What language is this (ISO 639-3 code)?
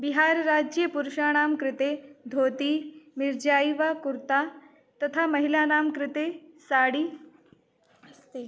san